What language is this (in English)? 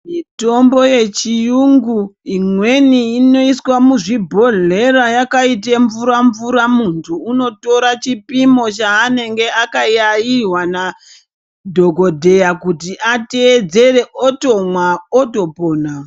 Ndau